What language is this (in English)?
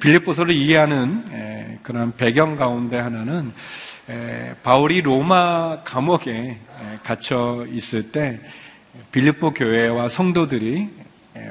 Korean